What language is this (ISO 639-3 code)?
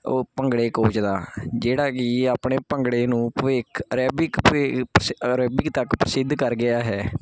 pan